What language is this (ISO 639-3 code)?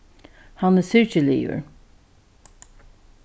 fao